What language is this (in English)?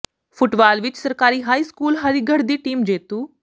Punjabi